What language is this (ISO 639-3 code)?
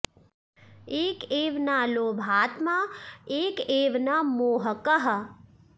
san